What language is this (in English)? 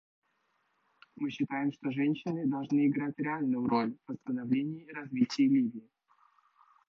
Russian